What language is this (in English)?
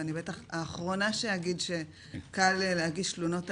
Hebrew